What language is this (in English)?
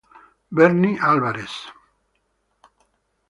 Italian